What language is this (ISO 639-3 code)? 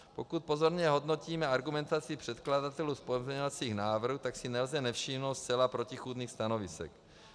ces